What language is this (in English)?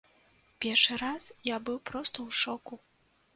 Belarusian